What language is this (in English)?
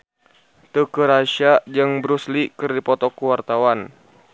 Sundanese